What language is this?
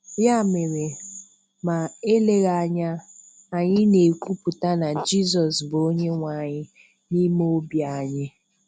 Igbo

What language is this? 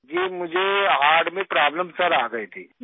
Hindi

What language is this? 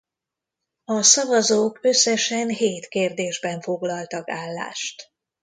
Hungarian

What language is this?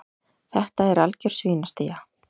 Icelandic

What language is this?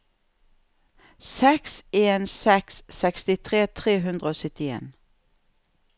Norwegian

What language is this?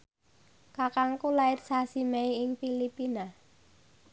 Javanese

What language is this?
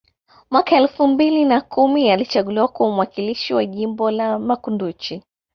Swahili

